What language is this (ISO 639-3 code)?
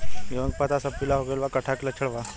bho